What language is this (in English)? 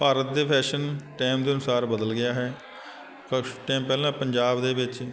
Punjabi